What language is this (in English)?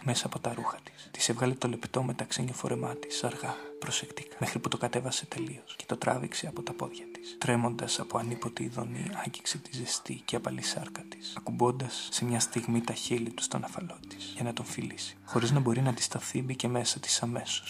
Greek